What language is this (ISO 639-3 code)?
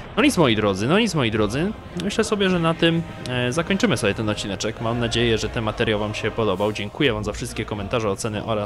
pol